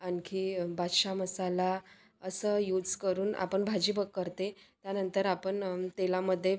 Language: Marathi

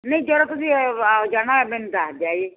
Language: Punjabi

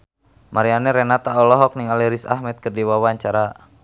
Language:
Sundanese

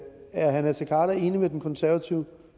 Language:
Danish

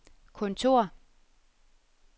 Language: Danish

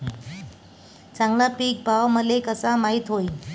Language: Marathi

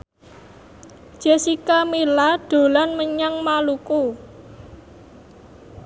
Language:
Javanese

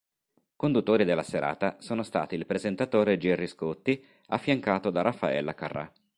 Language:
Italian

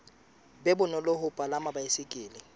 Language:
Southern Sotho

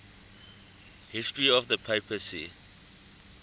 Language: English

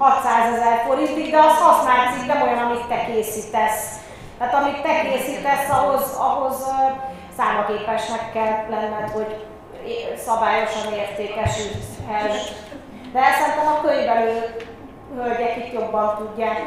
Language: Hungarian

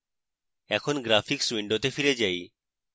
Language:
Bangla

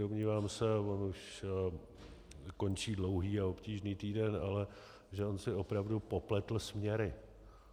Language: Czech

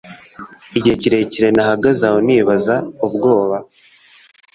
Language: Kinyarwanda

